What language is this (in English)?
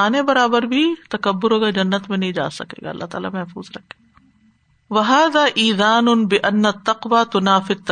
Urdu